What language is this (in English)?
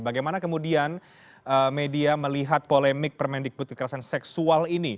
Indonesian